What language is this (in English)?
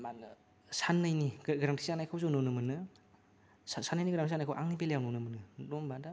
Bodo